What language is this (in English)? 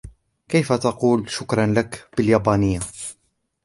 Arabic